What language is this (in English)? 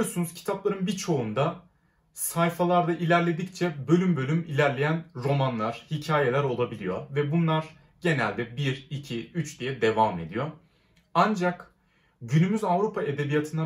Turkish